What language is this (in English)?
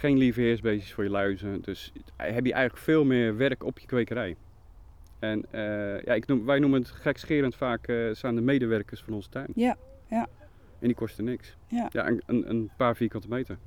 Dutch